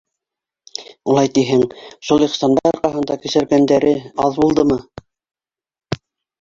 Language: Bashkir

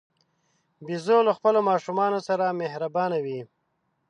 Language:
Pashto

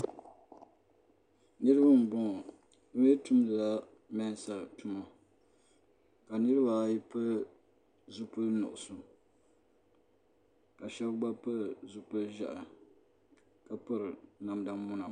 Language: Dagbani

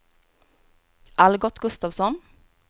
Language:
Swedish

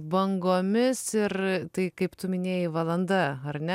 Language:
Lithuanian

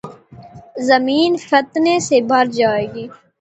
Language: Urdu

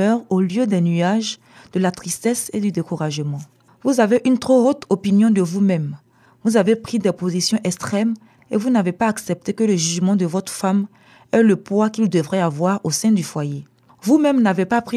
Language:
French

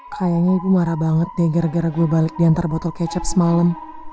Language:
Indonesian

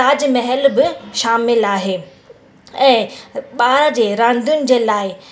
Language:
Sindhi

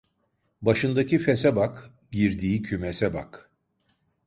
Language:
Turkish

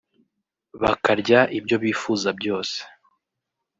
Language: Kinyarwanda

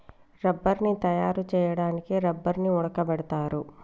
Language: Telugu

